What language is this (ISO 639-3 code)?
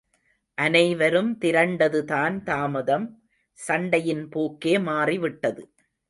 tam